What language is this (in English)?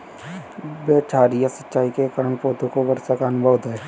Hindi